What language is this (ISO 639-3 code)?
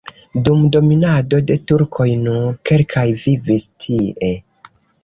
epo